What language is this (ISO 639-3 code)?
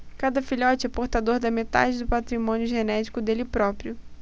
por